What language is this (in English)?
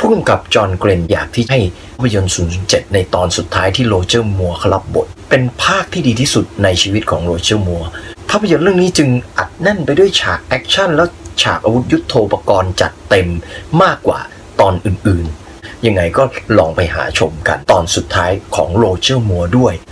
Thai